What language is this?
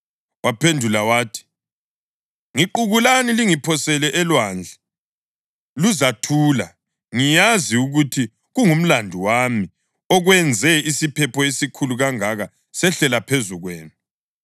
North Ndebele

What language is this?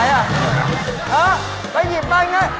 Thai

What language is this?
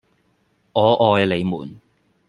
Cantonese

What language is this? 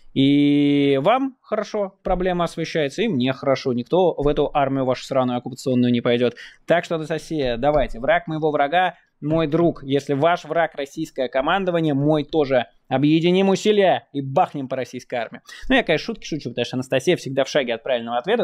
Russian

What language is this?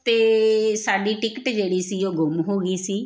Punjabi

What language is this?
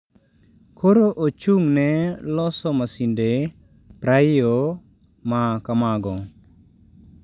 Luo (Kenya and Tanzania)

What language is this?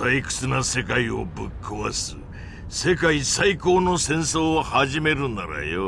Japanese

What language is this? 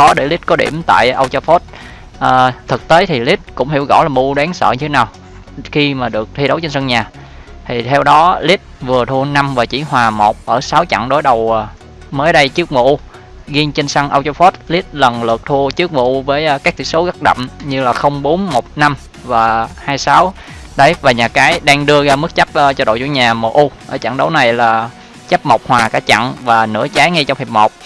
Vietnamese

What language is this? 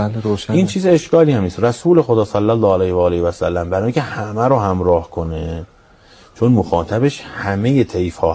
Persian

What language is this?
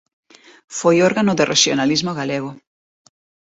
Galician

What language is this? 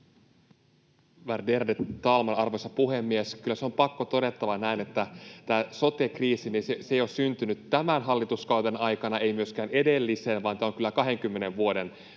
Finnish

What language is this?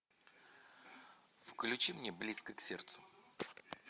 Russian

